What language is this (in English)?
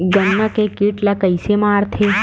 Chhattisgarhi